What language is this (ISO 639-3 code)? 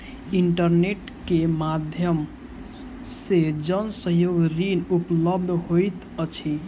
mai